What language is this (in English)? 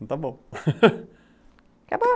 Portuguese